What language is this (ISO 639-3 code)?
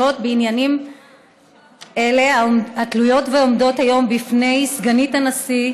heb